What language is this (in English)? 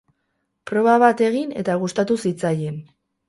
Basque